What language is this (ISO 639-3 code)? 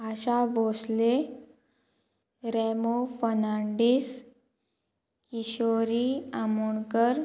kok